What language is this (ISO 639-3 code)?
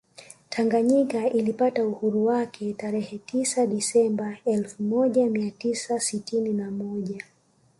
swa